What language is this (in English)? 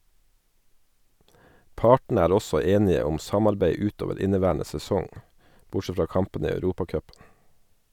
Norwegian